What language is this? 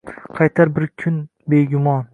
Uzbek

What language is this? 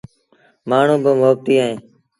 Sindhi Bhil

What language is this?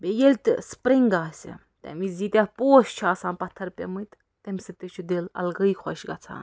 Kashmiri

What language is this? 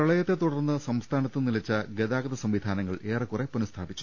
Malayalam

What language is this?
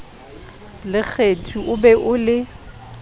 Southern Sotho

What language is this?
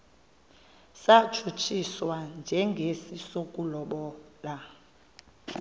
Xhosa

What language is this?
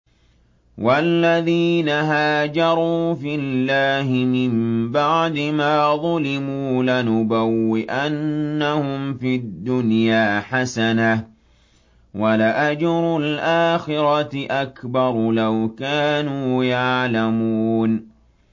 Arabic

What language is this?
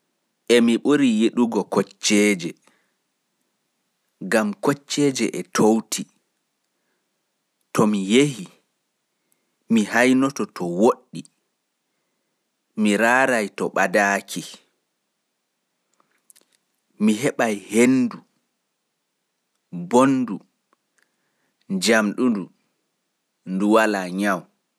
Fula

